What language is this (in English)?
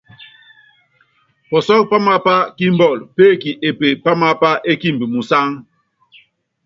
Yangben